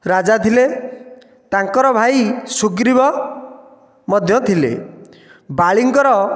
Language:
Odia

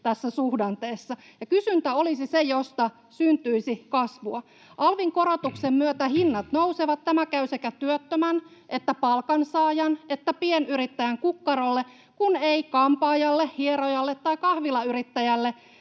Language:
Finnish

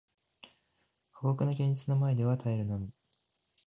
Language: Japanese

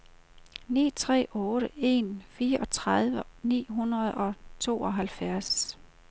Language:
Danish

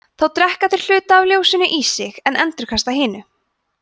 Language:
Icelandic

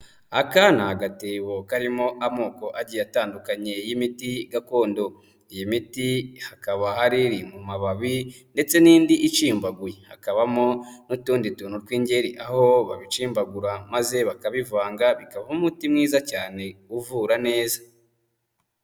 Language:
Kinyarwanda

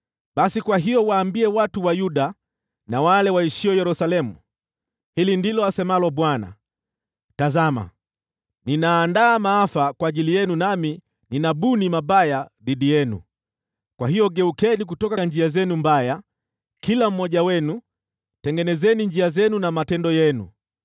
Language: Swahili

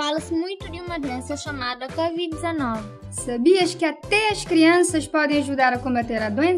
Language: Portuguese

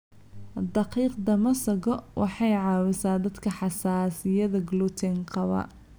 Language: Somali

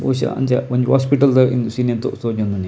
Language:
Tulu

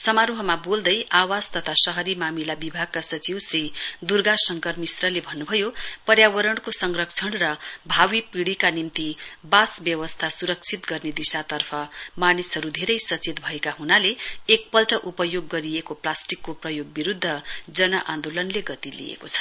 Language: Nepali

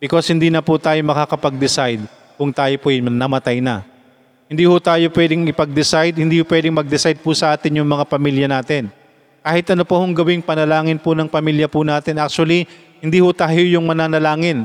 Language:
Filipino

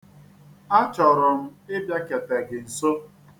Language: Igbo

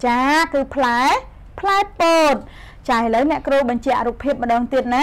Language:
Vietnamese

